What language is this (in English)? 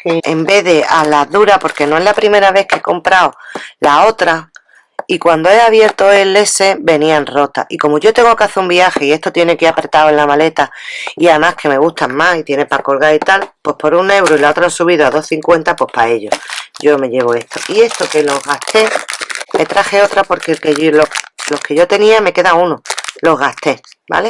Spanish